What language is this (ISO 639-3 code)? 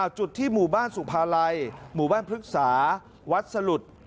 tha